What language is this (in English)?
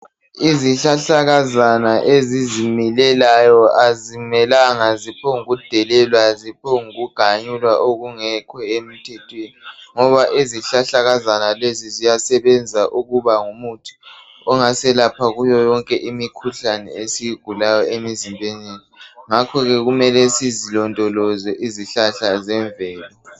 North Ndebele